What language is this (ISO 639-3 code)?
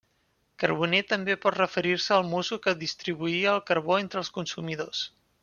cat